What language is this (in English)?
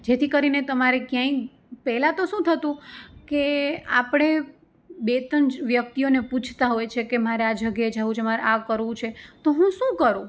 Gujarati